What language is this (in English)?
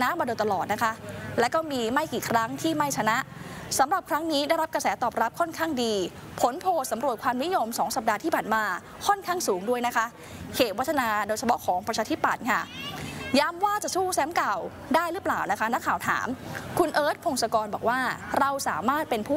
Thai